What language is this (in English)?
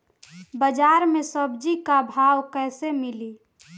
Bhojpuri